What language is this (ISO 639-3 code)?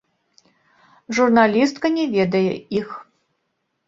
bel